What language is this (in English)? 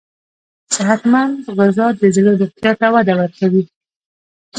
Pashto